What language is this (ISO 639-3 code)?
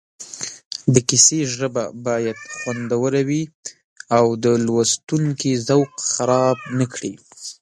pus